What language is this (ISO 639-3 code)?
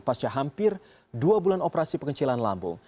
ind